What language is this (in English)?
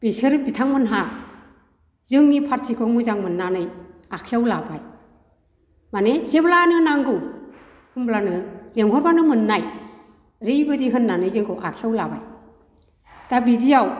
Bodo